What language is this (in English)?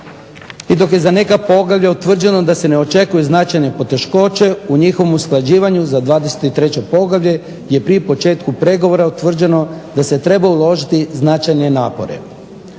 Croatian